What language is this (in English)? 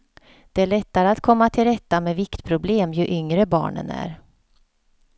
Swedish